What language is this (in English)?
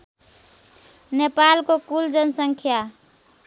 Nepali